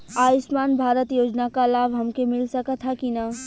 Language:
Bhojpuri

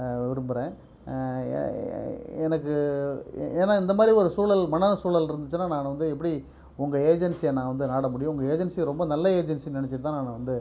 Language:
Tamil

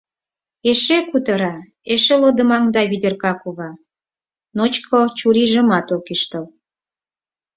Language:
Mari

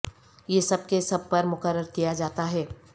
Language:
Urdu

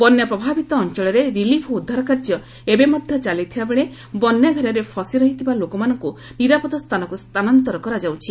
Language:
Odia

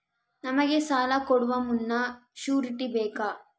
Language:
Kannada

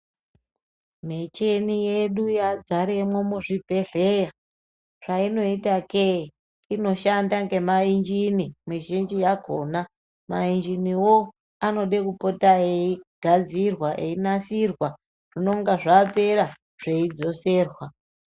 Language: Ndau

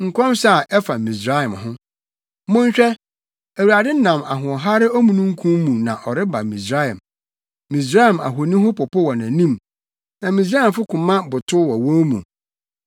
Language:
Akan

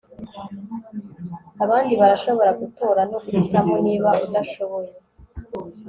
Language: Kinyarwanda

